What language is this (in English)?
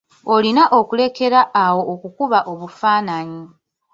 Ganda